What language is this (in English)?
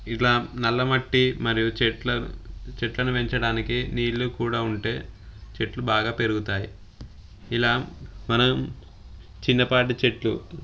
Telugu